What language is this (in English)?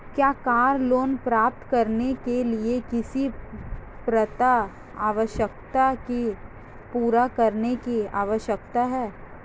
Hindi